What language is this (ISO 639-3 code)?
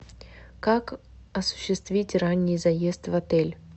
rus